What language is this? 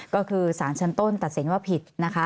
Thai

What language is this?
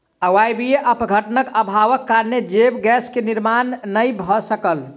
Maithili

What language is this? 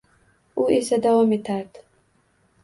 Uzbek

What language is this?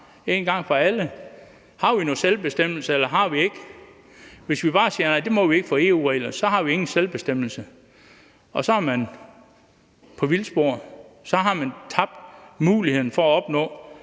Danish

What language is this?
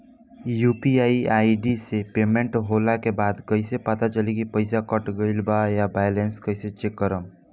Bhojpuri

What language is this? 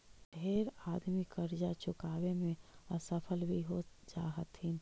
Magahi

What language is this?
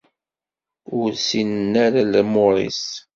Kabyle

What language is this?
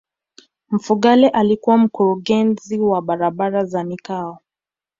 Swahili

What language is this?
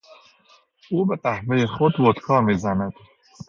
Persian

